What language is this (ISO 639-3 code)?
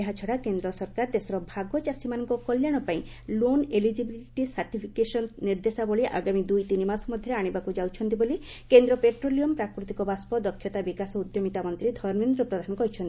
ori